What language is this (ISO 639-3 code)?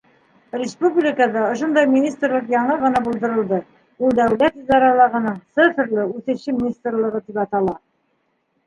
bak